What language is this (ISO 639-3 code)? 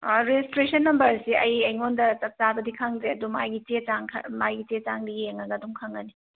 mni